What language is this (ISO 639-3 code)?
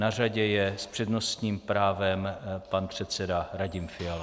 ces